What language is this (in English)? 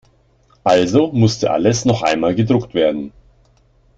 German